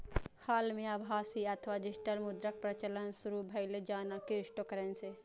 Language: Maithili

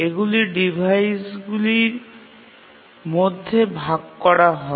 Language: Bangla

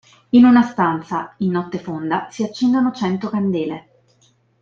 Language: Italian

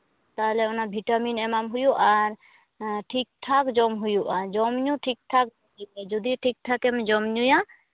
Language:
Santali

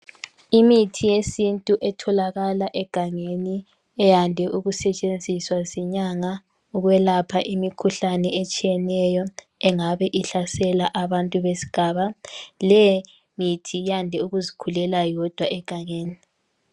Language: North Ndebele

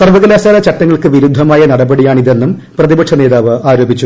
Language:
Malayalam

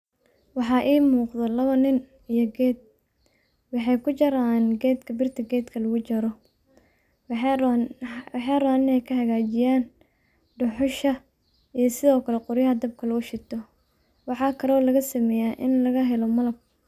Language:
Somali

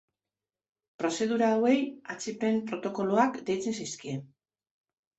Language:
Basque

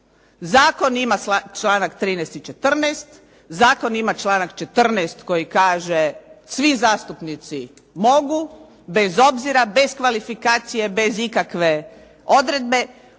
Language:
Croatian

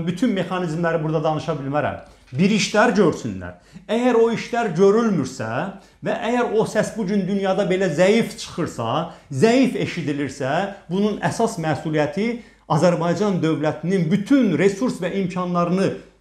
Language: Turkish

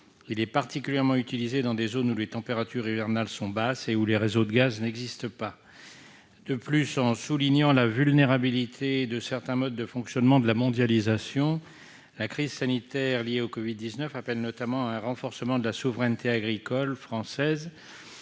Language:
French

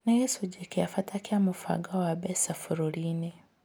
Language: Kikuyu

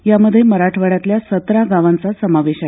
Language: Marathi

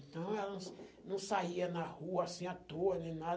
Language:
Portuguese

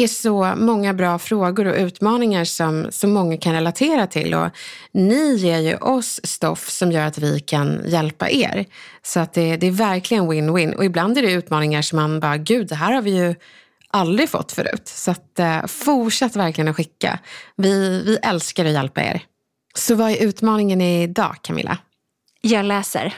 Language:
Swedish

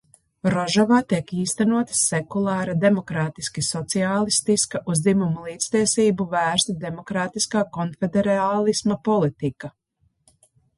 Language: Latvian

